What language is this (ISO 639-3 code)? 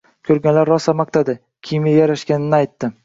uzb